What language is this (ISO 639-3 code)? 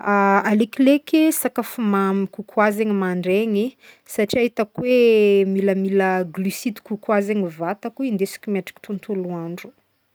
bmm